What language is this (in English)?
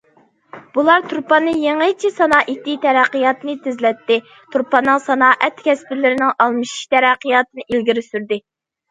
Uyghur